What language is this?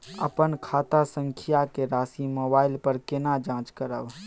Maithili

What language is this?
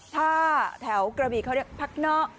Thai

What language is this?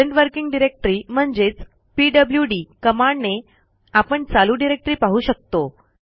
Marathi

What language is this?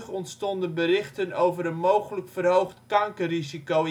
Dutch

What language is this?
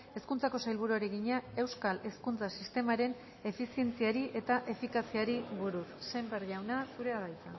Basque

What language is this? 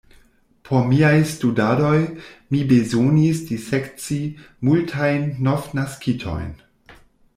Esperanto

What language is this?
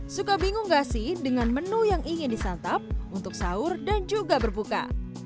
Indonesian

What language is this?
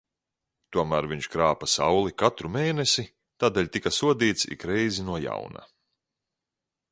Latvian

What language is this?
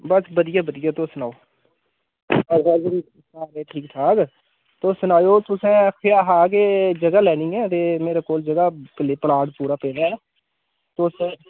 Dogri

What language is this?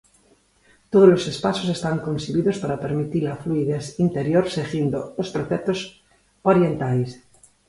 Galician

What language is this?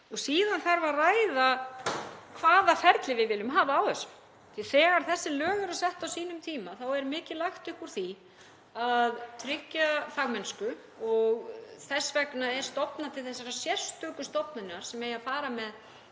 Icelandic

